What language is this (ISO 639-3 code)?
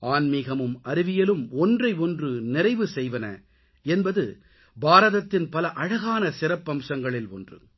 tam